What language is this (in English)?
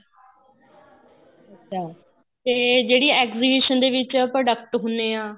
Punjabi